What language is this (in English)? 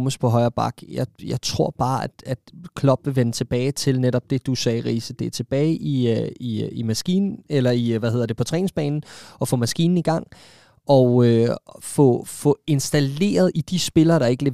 Danish